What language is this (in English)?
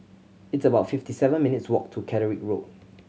English